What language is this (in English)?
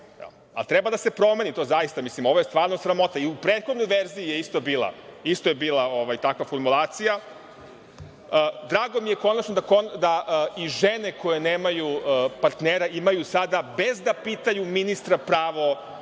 Serbian